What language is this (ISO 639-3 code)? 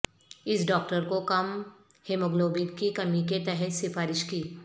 urd